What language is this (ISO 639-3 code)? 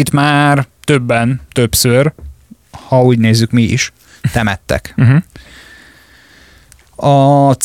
hun